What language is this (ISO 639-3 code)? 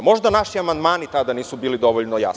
srp